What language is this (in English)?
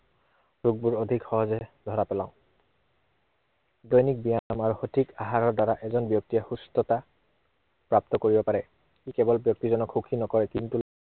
Assamese